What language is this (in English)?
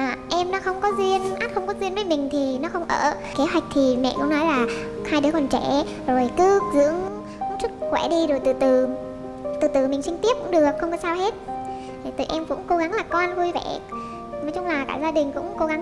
Vietnamese